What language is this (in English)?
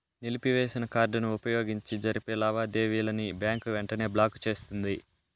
Telugu